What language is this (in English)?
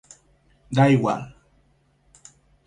Galician